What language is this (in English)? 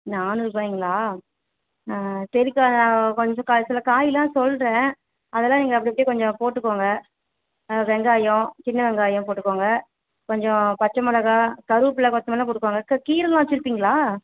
Tamil